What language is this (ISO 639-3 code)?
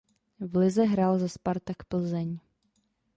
ces